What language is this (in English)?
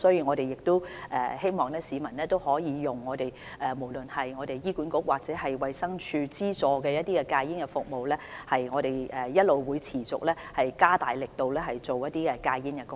Cantonese